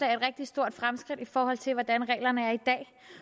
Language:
Danish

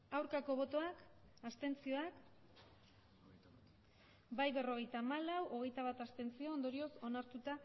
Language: Basque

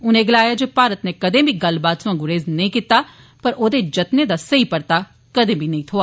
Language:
Dogri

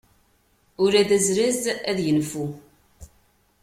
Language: Kabyle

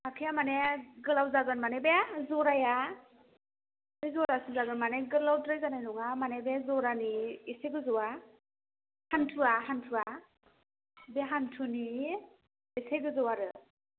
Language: Bodo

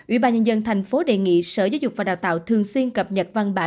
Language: Vietnamese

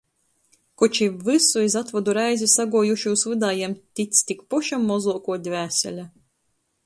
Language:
Latgalian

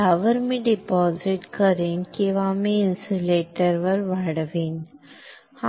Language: Marathi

